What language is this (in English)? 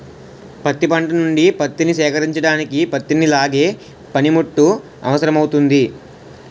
Telugu